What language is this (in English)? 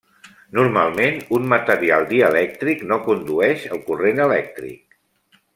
Catalan